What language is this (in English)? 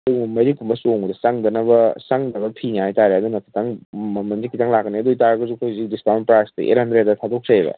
Manipuri